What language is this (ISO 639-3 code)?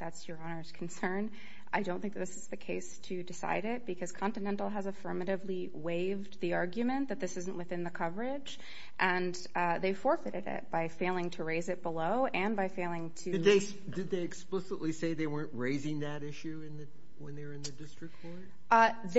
eng